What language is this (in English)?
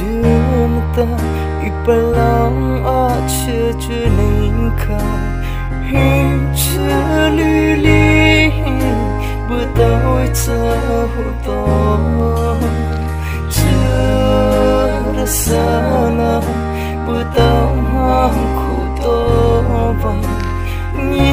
Indonesian